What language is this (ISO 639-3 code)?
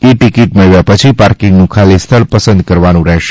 guj